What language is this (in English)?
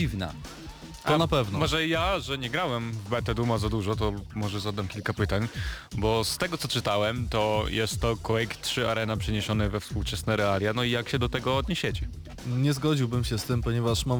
Polish